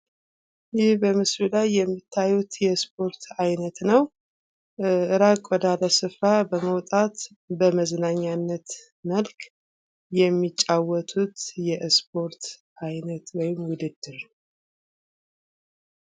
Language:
Amharic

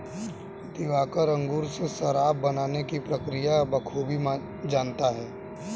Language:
Hindi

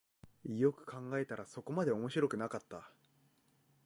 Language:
Japanese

